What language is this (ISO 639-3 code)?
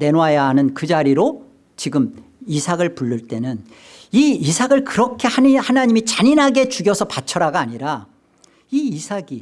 kor